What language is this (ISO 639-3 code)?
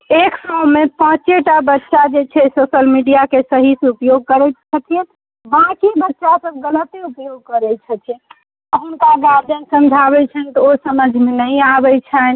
mai